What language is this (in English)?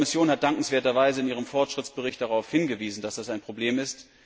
German